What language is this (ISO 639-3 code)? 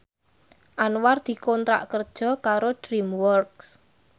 jav